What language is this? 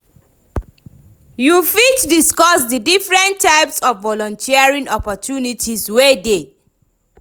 Nigerian Pidgin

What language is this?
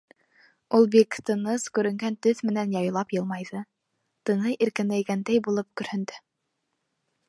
Bashkir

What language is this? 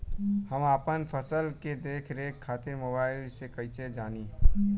Bhojpuri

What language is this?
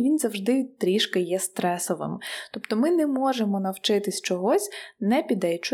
Ukrainian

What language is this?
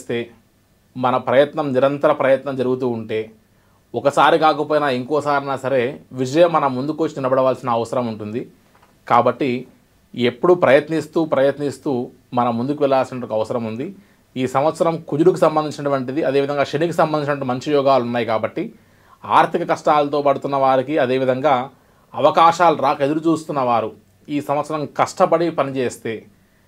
Telugu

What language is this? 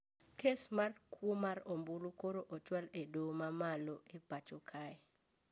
Luo (Kenya and Tanzania)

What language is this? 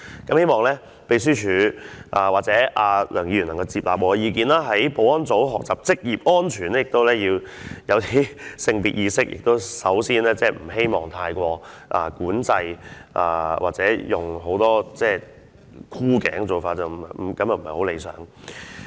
Cantonese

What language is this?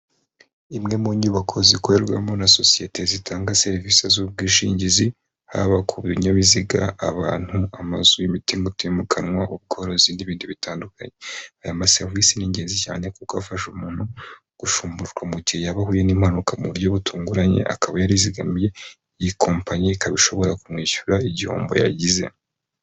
Kinyarwanda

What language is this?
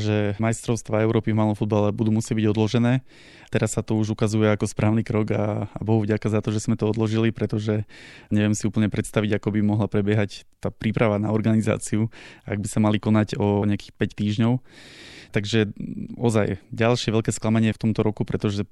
Slovak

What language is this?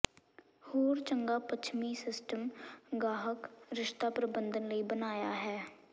Punjabi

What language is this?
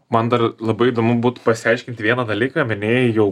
Lithuanian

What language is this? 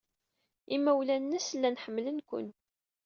Kabyle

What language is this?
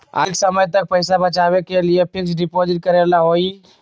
Magahi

